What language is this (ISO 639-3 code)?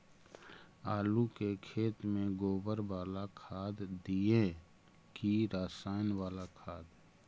mag